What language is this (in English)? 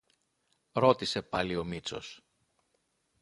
Greek